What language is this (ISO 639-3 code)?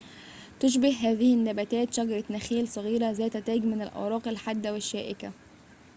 ara